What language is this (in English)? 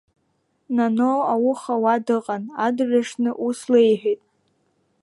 Abkhazian